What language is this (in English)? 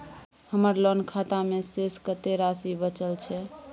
Maithili